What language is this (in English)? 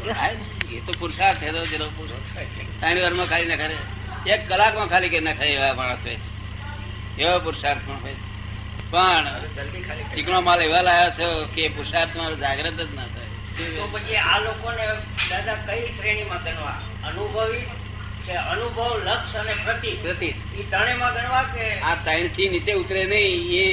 Gujarati